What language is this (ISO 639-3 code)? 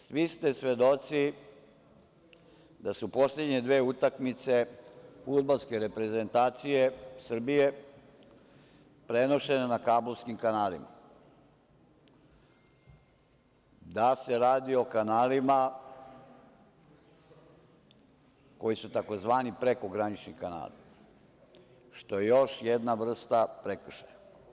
srp